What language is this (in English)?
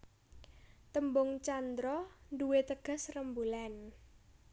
Javanese